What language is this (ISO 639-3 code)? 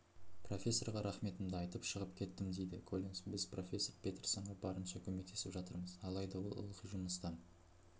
kaz